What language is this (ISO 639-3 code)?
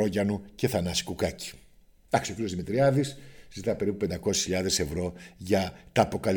ell